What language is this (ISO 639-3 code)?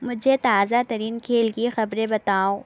urd